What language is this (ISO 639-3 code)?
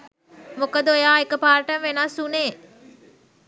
sin